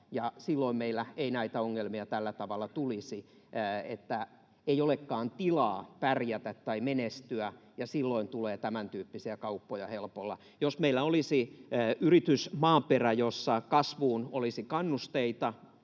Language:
Finnish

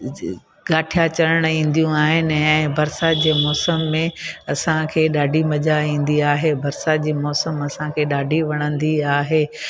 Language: Sindhi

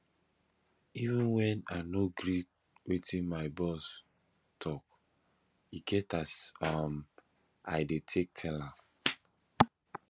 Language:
Nigerian Pidgin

